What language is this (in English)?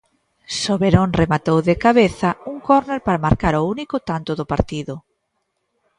Galician